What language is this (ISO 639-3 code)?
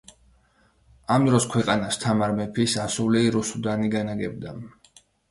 kat